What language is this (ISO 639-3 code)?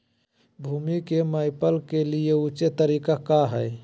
mag